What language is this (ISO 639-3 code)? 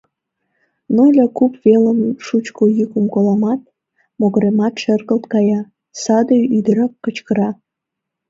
chm